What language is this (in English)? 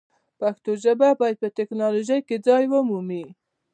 Pashto